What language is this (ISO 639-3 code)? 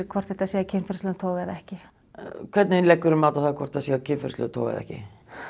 isl